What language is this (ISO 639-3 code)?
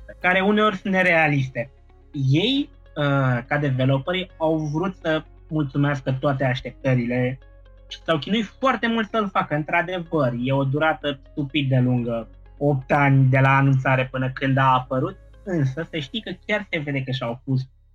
ron